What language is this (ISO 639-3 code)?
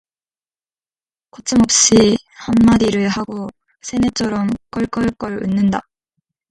kor